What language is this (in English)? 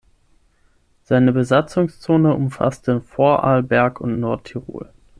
German